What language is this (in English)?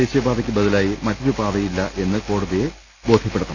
Malayalam